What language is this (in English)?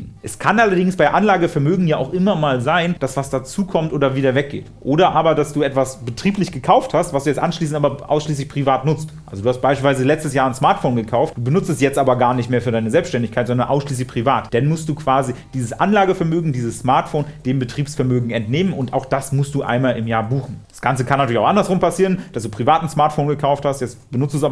German